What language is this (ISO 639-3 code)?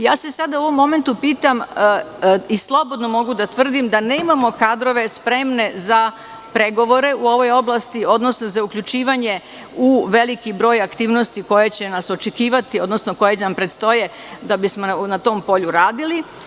srp